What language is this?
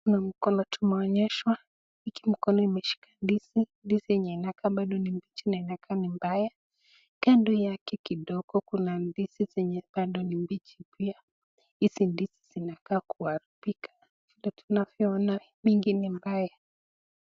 Swahili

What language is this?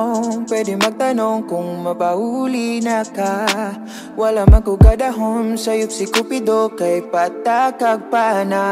Vietnamese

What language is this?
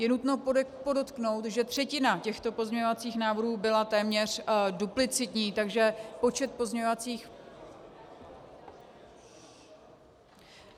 Czech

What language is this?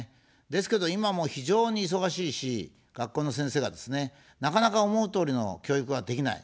Japanese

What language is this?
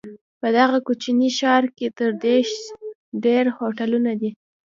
Pashto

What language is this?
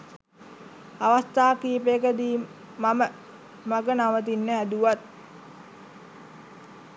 Sinhala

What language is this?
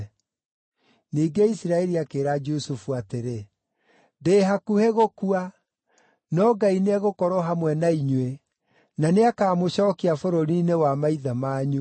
Kikuyu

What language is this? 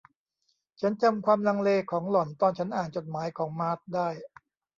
Thai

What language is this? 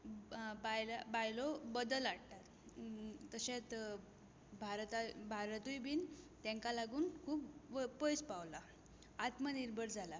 Konkani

